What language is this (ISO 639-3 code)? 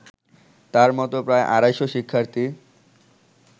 ben